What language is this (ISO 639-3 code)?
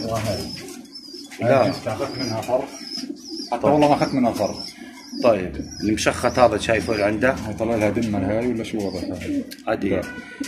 ara